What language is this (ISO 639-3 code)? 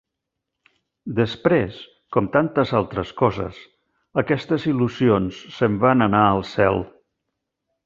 cat